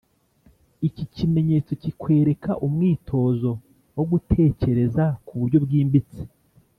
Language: Kinyarwanda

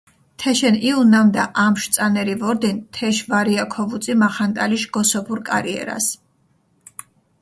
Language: Mingrelian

